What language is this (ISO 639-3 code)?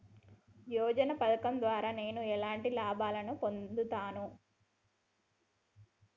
tel